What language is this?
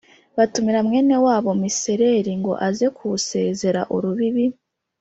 Kinyarwanda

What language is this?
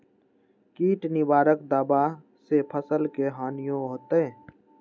Magahi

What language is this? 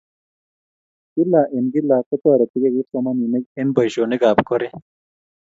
Kalenjin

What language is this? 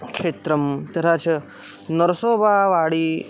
Sanskrit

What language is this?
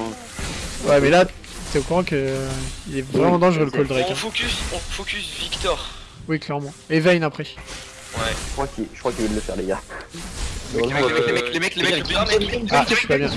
French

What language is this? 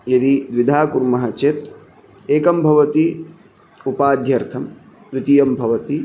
Sanskrit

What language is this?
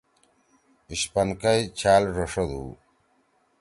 Torwali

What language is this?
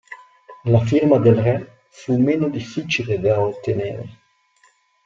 Italian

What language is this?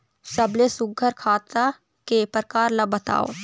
Chhattisgarhi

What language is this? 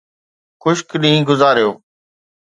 Sindhi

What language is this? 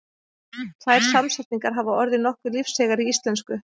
Icelandic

